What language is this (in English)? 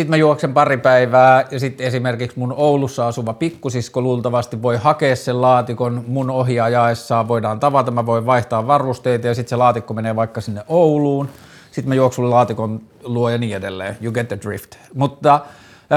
Finnish